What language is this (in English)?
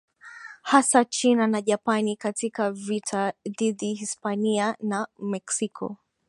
Swahili